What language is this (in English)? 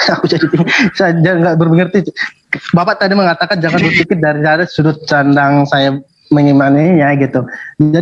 Indonesian